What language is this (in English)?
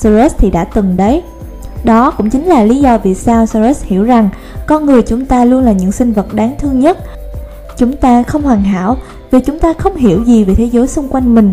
Vietnamese